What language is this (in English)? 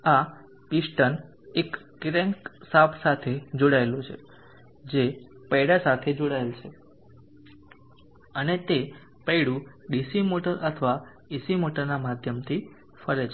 Gujarati